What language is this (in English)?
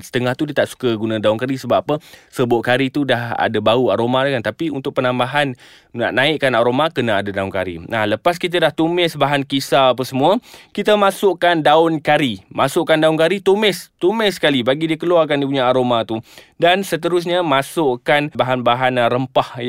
Malay